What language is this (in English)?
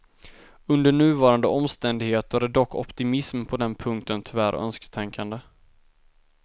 Swedish